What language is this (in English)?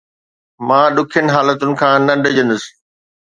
Sindhi